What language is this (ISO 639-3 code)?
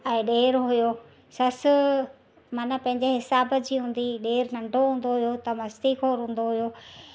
snd